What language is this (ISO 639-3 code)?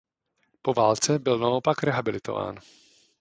ces